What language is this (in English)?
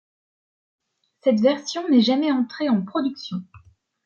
French